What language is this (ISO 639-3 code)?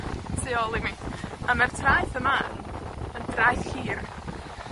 cym